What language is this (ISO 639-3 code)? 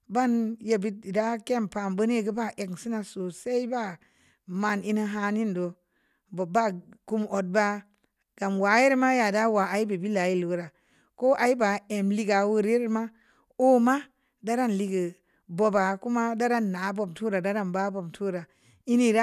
ndi